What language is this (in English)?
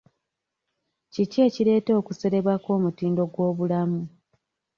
Ganda